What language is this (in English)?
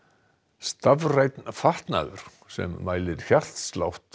Icelandic